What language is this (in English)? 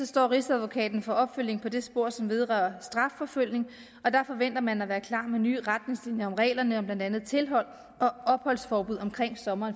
Danish